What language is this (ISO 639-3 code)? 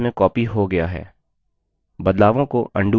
hin